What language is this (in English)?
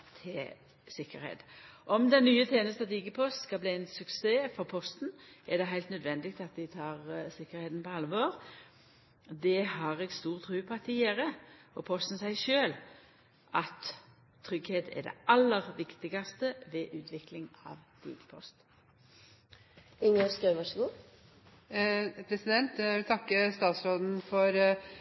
Norwegian